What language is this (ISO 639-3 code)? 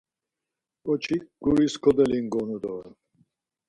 lzz